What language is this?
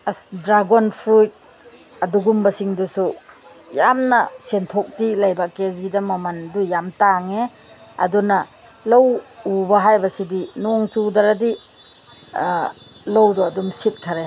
Manipuri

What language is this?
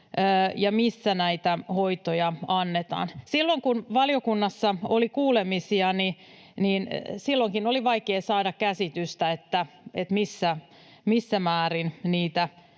Finnish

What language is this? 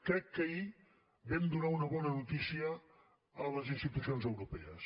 Catalan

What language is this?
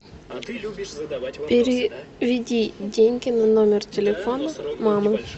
Russian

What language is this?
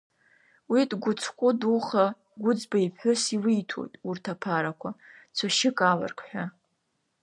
Abkhazian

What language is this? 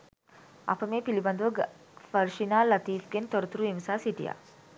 Sinhala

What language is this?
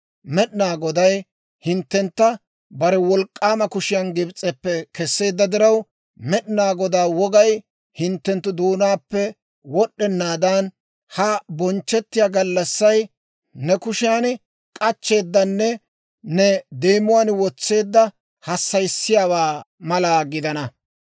Dawro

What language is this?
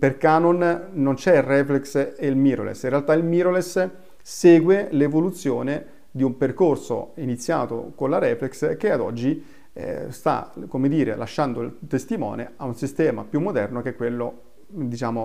Italian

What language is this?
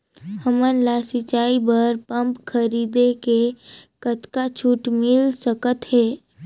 Chhattisgarhi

